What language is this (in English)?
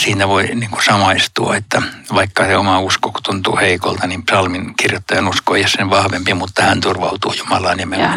Finnish